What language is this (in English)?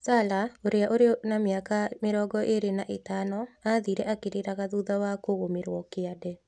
Kikuyu